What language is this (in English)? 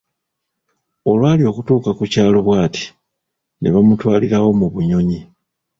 Ganda